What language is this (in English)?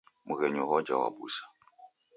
Taita